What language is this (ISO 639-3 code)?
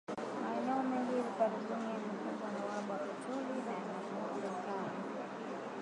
swa